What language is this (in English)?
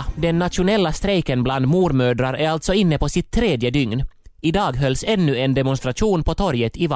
Swedish